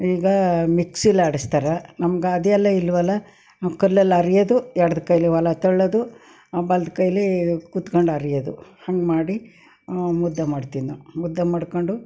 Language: Kannada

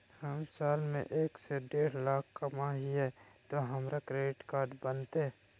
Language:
Magahi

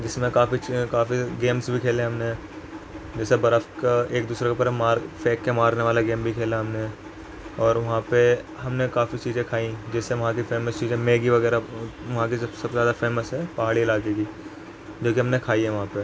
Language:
Urdu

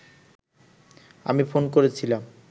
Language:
Bangla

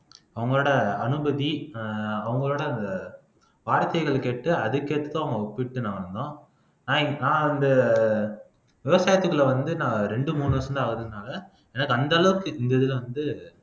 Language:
Tamil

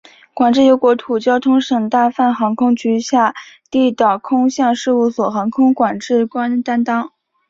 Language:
Chinese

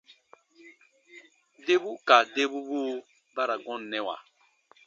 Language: Baatonum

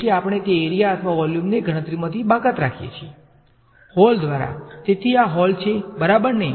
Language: Gujarati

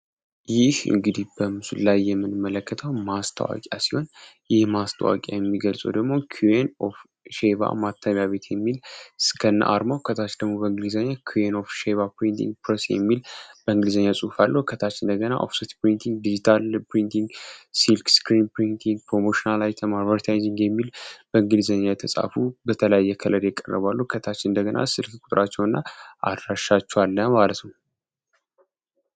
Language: Amharic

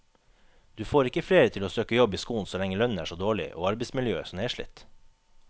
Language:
Norwegian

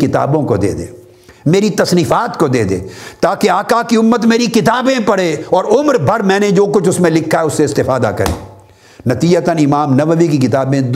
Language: Urdu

